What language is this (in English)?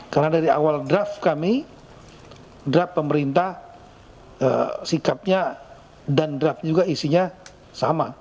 Indonesian